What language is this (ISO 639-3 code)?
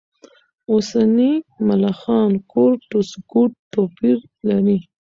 pus